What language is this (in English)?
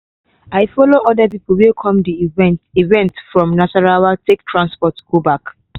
Nigerian Pidgin